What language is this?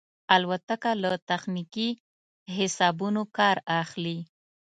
Pashto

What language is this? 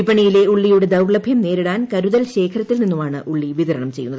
Malayalam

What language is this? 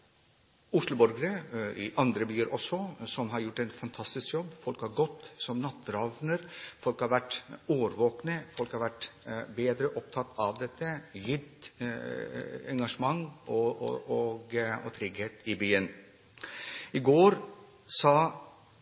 Norwegian Bokmål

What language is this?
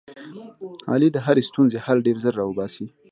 Pashto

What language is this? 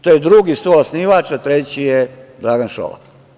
Serbian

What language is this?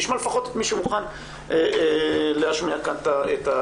Hebrew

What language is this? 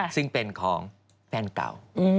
Thai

